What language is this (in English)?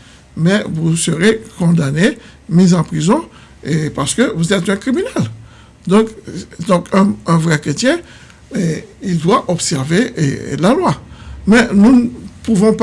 French